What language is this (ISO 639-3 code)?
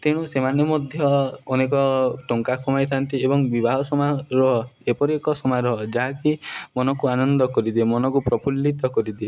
ori